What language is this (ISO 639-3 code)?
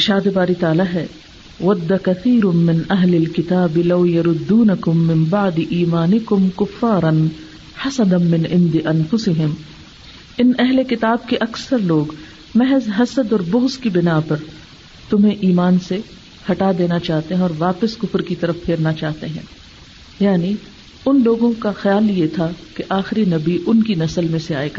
urd